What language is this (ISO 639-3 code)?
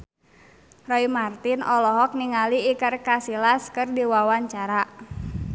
sun